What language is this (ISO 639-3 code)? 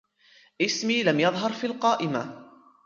ara